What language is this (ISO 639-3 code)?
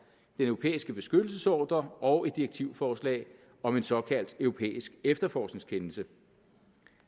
dan